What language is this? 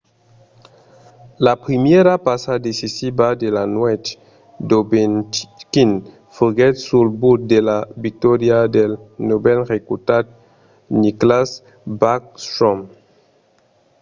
Occitan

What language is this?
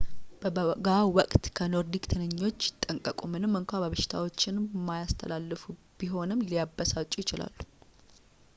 Amharic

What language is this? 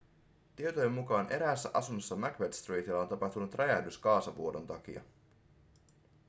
Finnish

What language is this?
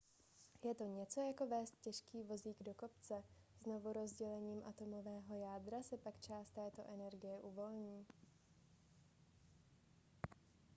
Czech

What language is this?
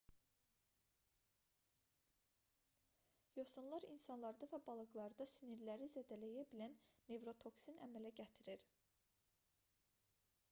Azerbaijani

